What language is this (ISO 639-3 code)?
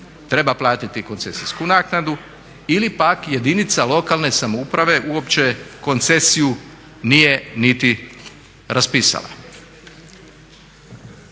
hrv